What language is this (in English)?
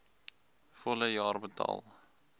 Afrikaans